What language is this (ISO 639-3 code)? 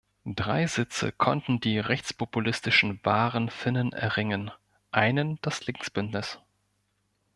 deu